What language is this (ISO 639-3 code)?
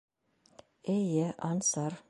bak